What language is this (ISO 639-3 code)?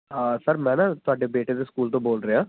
pan